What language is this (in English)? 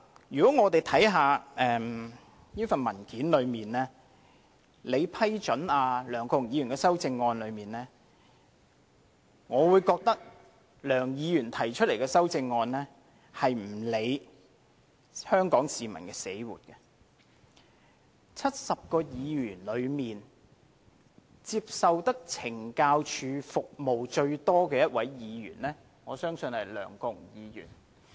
Cantonese